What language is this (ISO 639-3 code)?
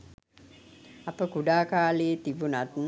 sin